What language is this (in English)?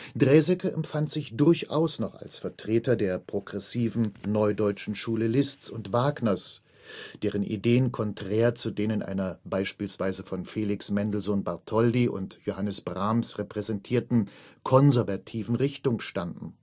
German